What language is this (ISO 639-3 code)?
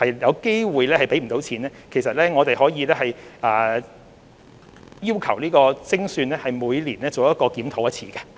yue